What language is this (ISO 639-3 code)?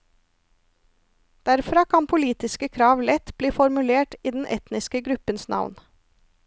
nor